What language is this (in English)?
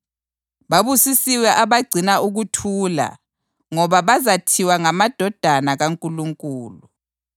North Ndebele